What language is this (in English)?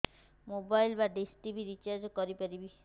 Odia